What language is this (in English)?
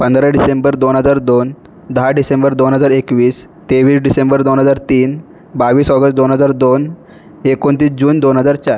Marathi